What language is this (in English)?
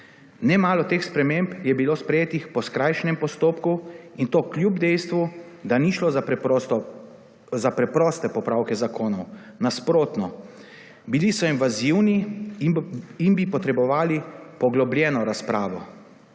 Slovenian